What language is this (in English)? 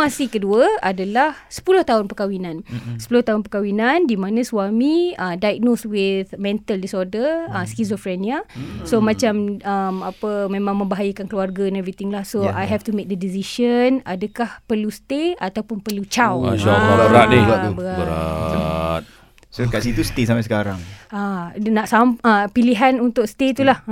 Malay